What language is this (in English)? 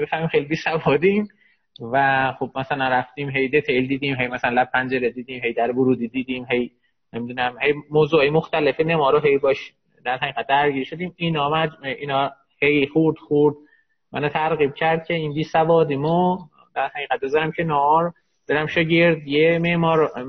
Persian